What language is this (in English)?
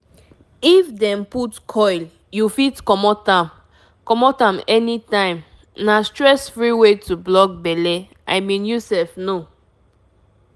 Nigerian Pidgin